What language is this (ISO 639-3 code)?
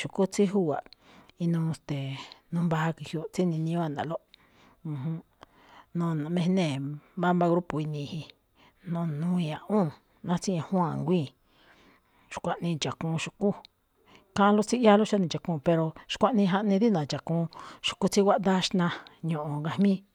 tcf